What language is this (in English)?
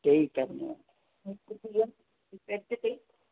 Sindhi